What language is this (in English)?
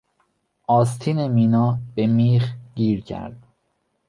Persian